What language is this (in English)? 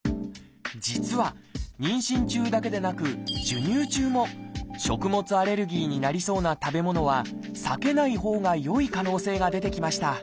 Japanese